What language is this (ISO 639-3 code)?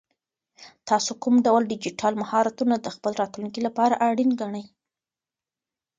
pus